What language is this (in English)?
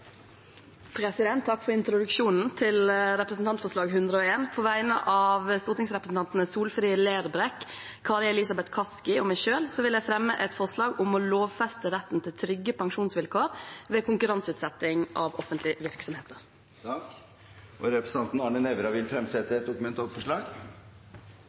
Norwegian